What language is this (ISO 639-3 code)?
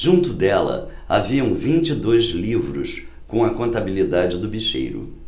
por